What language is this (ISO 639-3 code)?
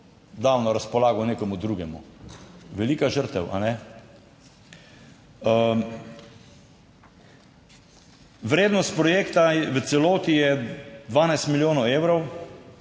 slv